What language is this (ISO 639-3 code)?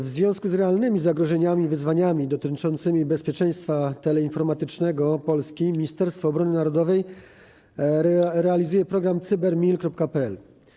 pol